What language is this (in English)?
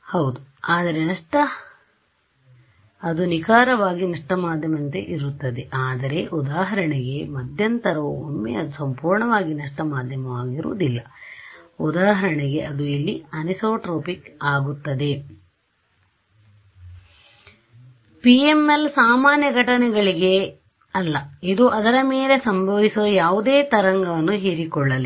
Kannada